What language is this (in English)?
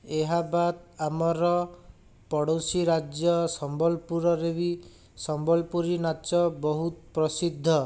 Odia